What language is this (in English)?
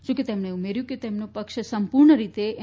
Gujarati